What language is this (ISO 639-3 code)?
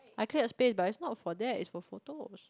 eng